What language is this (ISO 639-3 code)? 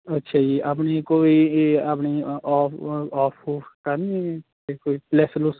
pan